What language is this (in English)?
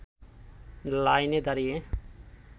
Bangla